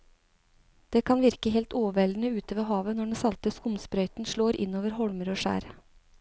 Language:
Norwegian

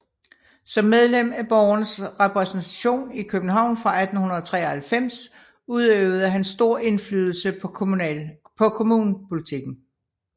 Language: Danish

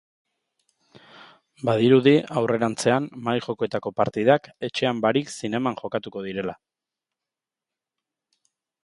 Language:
Basque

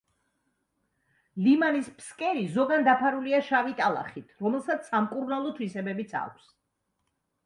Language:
Georgian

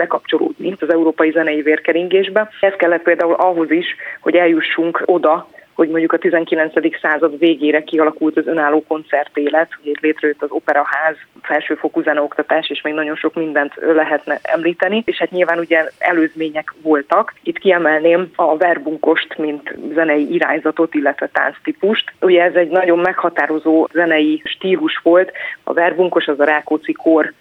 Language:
Hungarian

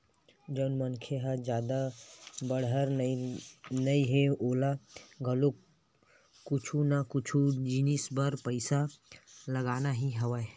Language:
Chhattisgarhi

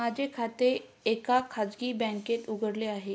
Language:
Marathi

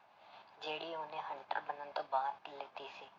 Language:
Punjabi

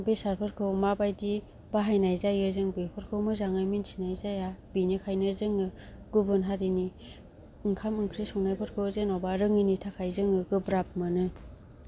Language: Bodo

